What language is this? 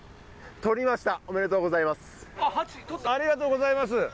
Japanese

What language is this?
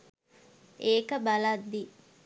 Sinhala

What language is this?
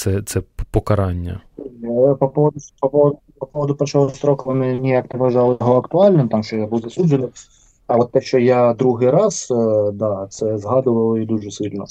Ukrainian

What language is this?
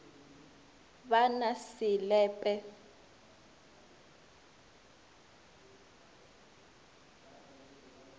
Northern Sotho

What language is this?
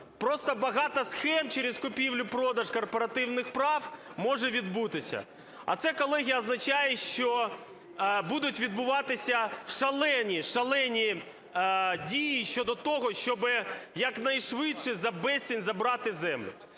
Ukrainian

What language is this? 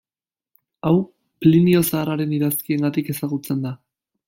Basque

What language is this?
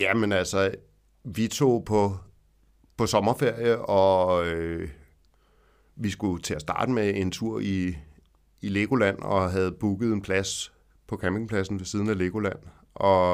Danish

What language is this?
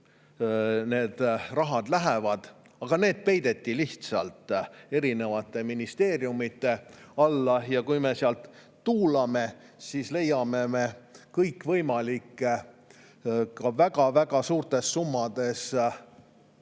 Estonian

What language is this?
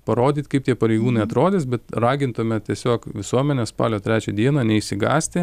Lithuanian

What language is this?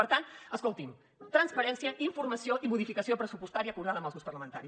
Catalan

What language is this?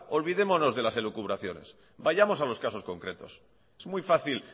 Spanish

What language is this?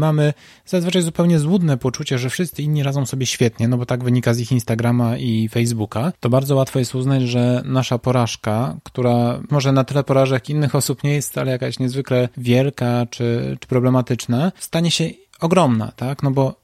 Polish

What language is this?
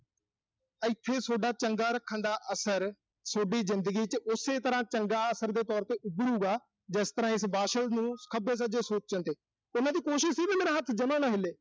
Punjabi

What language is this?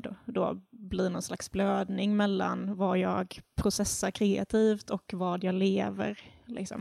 Swedish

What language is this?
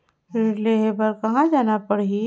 Chhattisgarhi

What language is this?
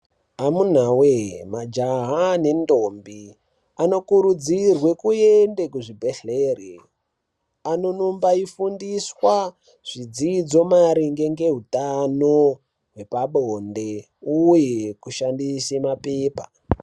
Ndau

